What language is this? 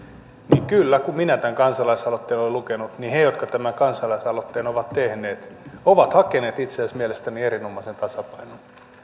Finnish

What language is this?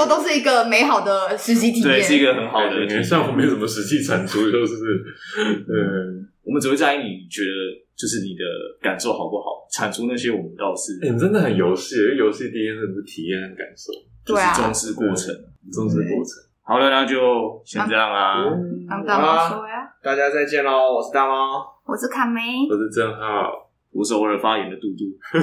Chinese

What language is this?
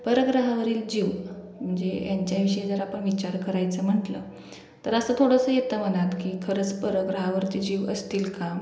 Marathi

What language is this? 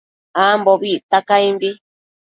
Matsés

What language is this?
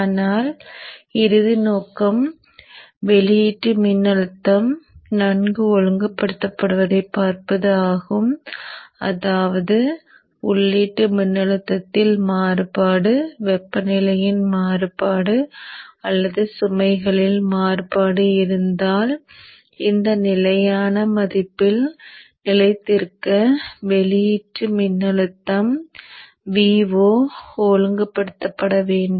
Tamil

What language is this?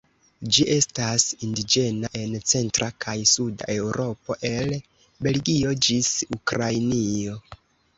Esperanto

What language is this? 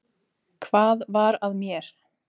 Icelandic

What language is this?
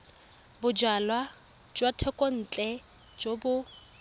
Tswana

